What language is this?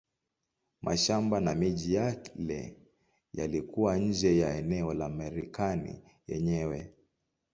Swahili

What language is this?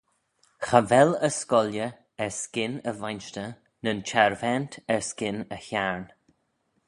Manx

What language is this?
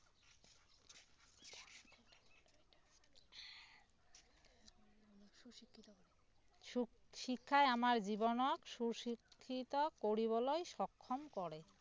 Assamese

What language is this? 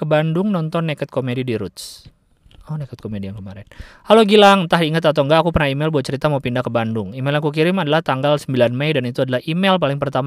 Indonesian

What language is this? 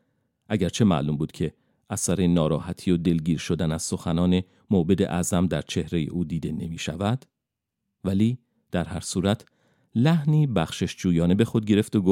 Persian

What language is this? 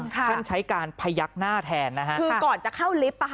Thai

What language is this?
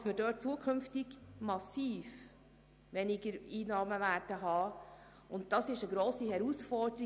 Swiss German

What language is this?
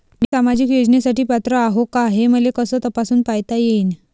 Marathi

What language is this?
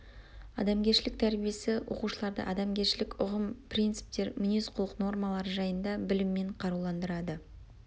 Kazakh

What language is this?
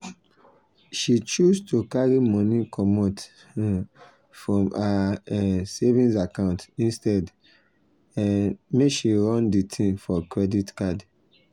Nigerian Pidgin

